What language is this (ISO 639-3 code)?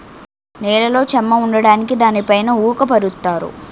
tel